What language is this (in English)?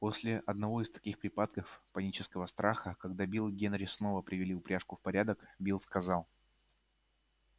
Russian